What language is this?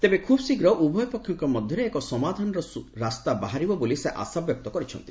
Odia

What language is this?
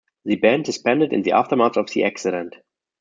English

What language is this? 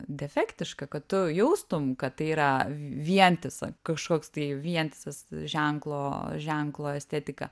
Lithuanian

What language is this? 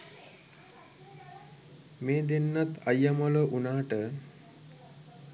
Sinhala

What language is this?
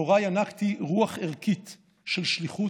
Hebrew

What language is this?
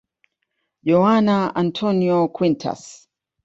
Swahili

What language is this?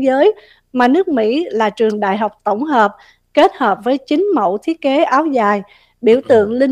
Vietnamese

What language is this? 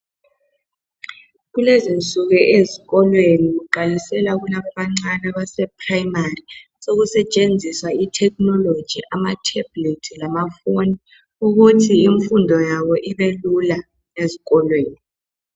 North Ndebele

